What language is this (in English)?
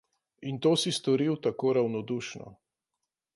Slovenian